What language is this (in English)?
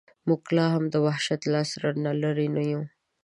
Pashto